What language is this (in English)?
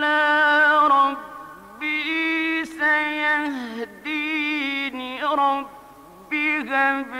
Arabic